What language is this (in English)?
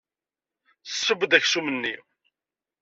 Kabyle